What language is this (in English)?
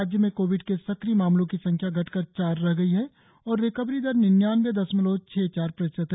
Hindi